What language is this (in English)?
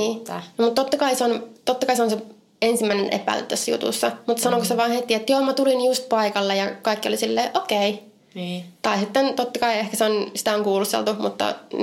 Finnish